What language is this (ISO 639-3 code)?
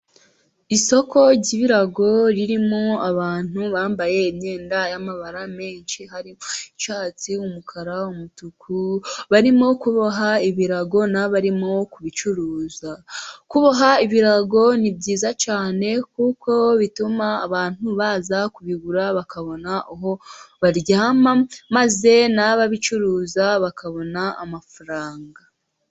kin